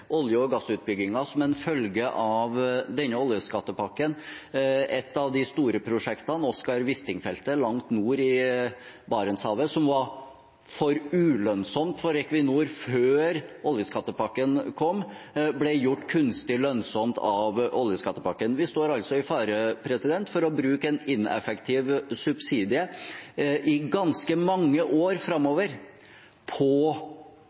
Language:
Norwegian Bokmål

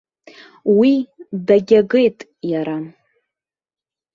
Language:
Abkhazian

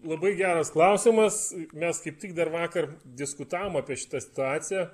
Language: Lithuanian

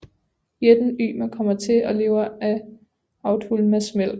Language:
Danish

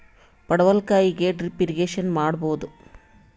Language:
Kannada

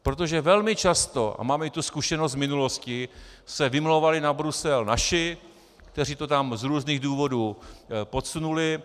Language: Czech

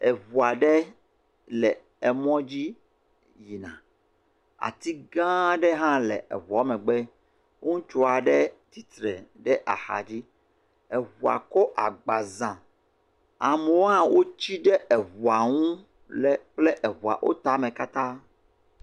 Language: Ewe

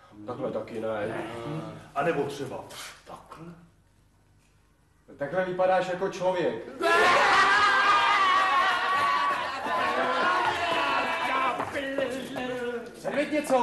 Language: Czech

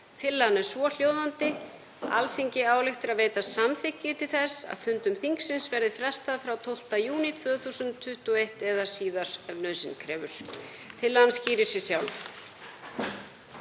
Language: Icelandic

